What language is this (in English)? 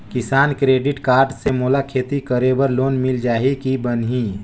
Chhattisgarhi